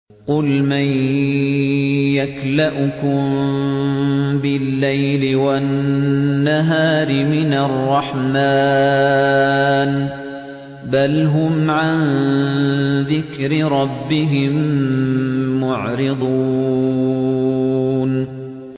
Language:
Arabic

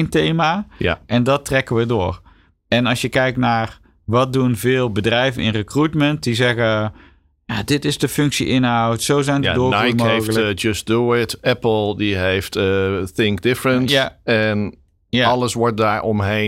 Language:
Dutch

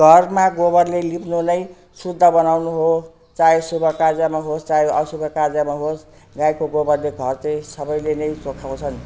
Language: Nepali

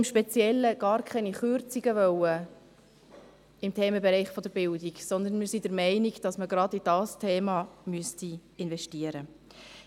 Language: Swiss German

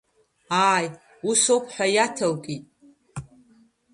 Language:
Abkhazian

